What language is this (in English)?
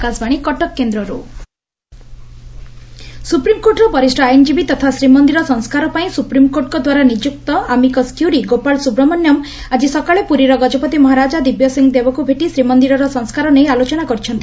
Odia